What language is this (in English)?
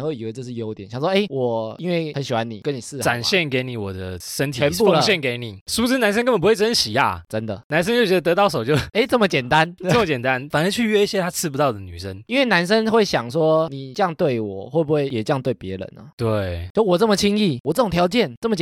Chinese